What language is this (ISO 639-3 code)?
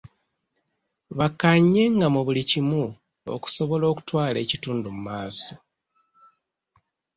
lug